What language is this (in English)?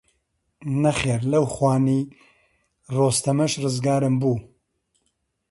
Central Kurdish